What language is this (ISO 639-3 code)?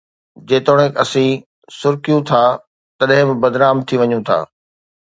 snd